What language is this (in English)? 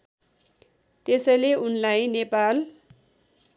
Nepali